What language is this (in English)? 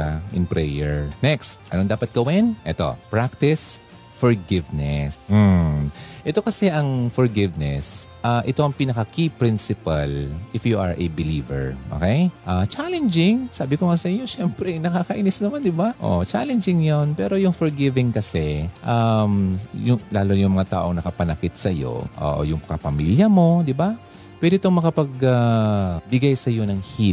Filipino